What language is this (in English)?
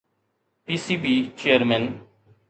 Sindhi